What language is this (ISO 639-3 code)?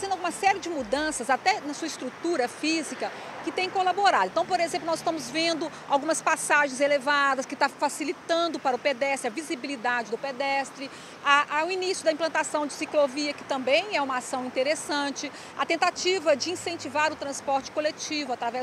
por